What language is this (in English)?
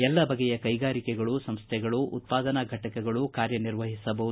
Kannada